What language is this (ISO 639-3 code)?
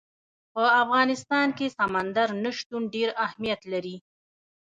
pus